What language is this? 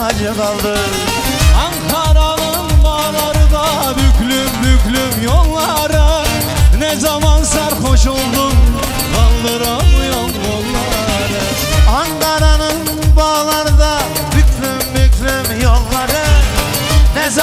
Turkish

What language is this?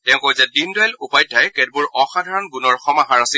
Assamese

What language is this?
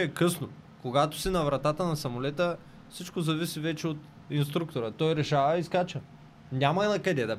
Bulgarian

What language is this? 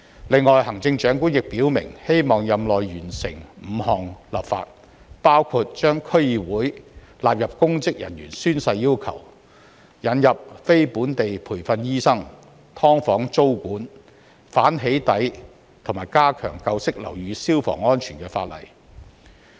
Cantonese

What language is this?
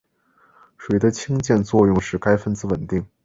Chinese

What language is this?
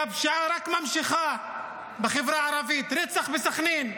Hebrew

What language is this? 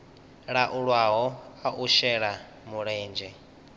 Venda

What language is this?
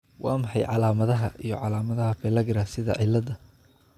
Somali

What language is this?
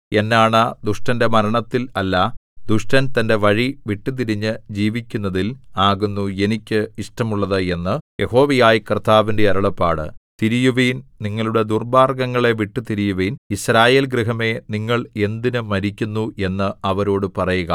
Malayalam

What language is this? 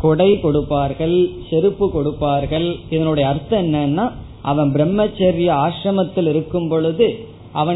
Tamil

